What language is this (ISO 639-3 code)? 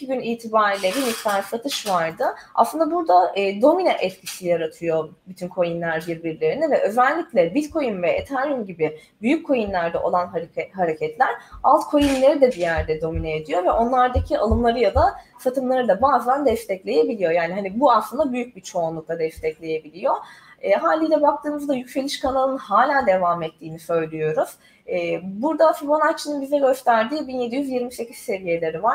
tur